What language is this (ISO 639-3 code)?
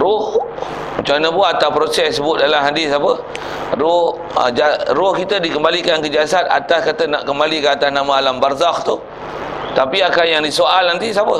msa